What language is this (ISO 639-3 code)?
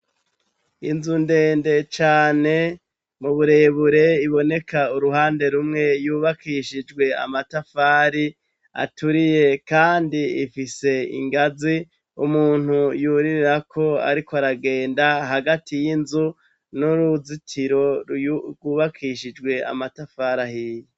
run